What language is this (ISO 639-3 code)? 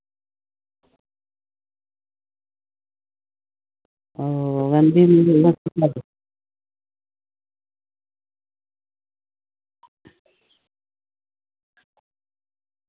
sat